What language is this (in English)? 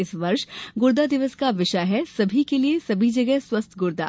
Hindi